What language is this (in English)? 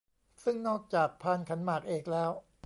Thai